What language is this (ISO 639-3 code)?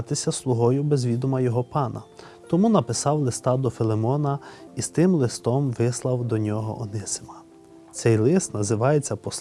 ukr